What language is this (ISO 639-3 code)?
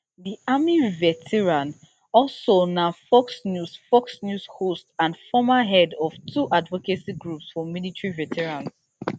pcm